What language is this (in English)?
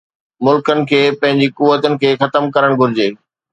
Sindhi